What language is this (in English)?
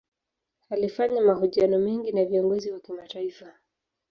Swahili